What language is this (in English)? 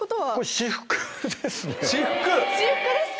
Japanese